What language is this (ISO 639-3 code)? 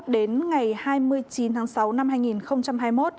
vie